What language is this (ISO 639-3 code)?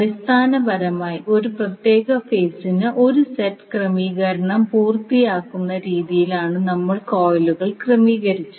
mal